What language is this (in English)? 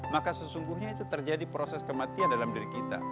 Indonesian